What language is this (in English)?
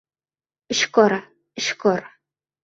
Uzbek